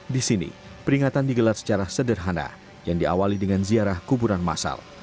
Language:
Indonesian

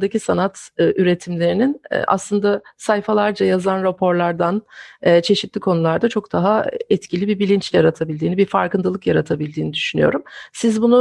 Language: Turkish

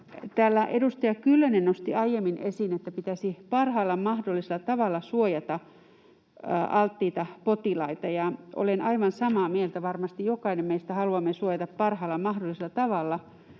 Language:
Finnish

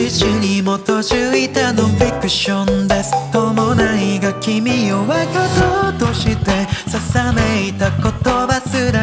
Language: Korean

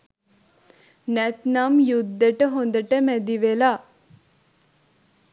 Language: Sinhala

